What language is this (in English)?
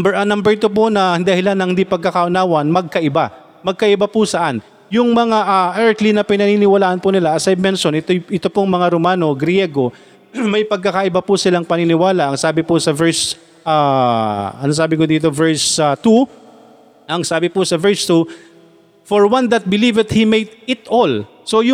Filipino